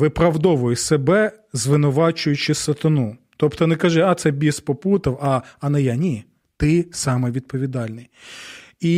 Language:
Ukrainian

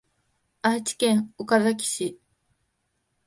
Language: Japanese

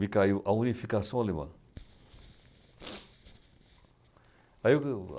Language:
Portuguese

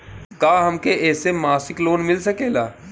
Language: Bhojpuri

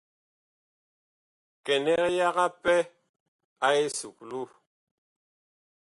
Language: Bakoko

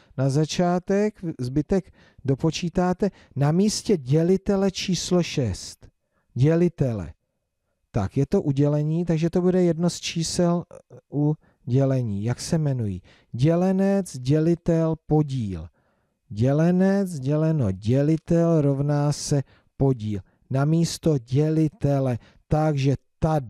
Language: Czech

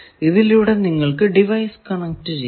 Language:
Malayalam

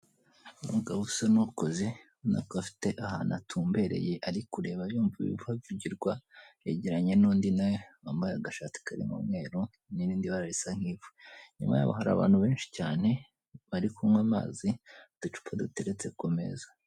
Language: Kinyarwanda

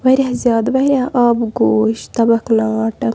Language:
Kashmiri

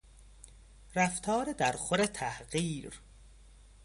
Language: Persian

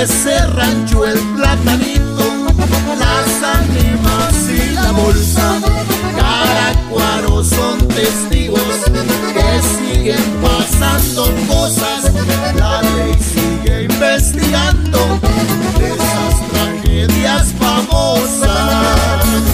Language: Spanish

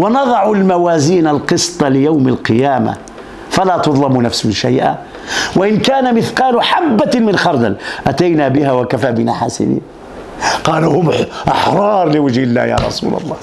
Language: Arabic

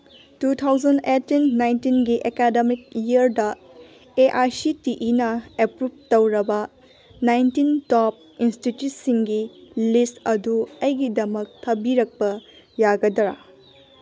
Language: Manipuri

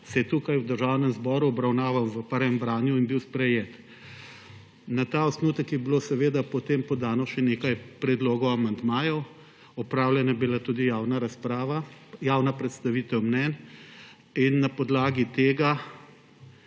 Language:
Slovenian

